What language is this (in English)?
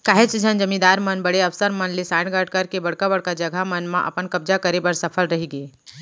Chhattisgarhi